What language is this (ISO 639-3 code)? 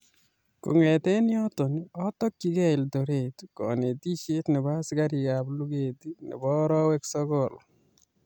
kln